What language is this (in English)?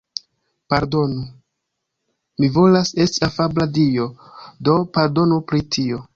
Esperanto